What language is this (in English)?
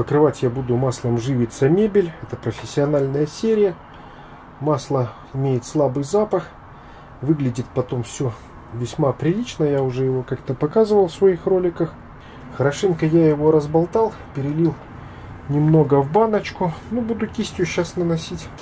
Russian